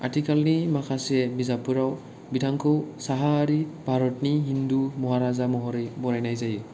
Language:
Bodo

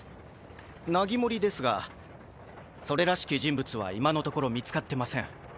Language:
Japanese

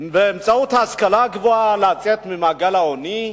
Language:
Hebrew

